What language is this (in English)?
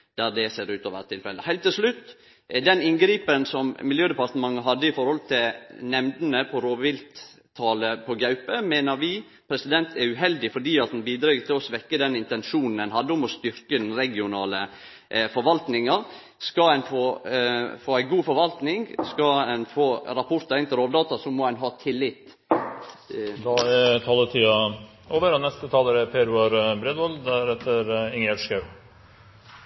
Norwegian Nynorsk